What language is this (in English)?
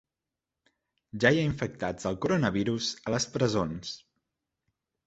Catalan